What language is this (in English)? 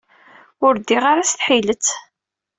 Kabyle